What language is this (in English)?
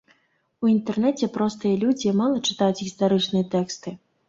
Belarusian